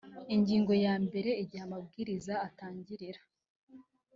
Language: Kinyarwanda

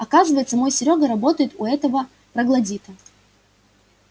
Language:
Russian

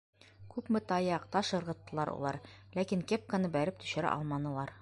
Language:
Bashkir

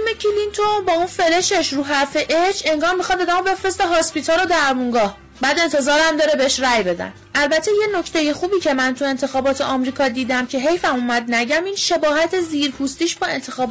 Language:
Persian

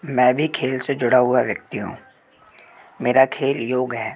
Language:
Hindi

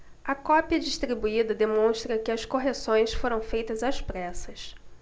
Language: Portuguese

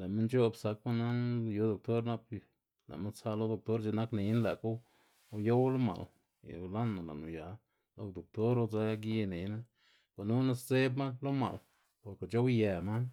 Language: Xanaguía Zapotec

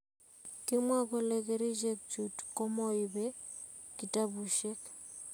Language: Kalenjin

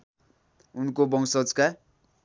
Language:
Nepali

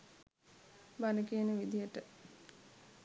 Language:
Sinhala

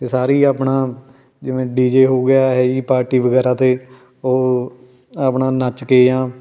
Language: Punjabi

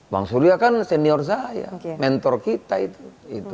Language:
Indonesian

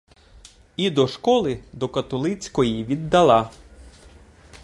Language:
Ukrainian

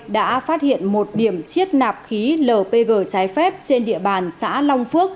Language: Vietnamese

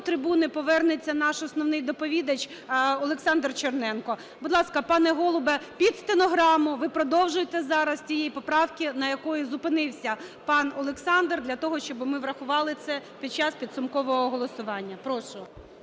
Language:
Ukrainian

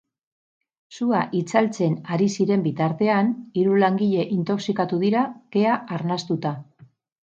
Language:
Basque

